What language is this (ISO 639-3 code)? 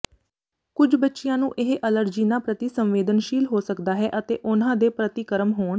pan